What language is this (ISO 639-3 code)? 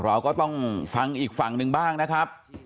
tha